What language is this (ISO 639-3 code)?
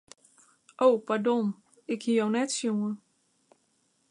fry